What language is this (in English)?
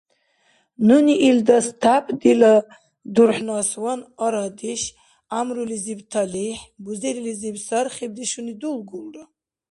Dargwa